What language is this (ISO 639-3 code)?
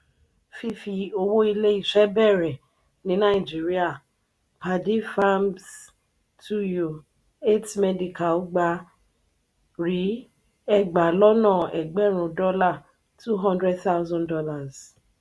yor